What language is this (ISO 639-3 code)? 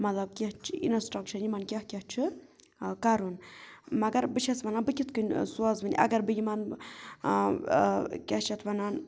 kas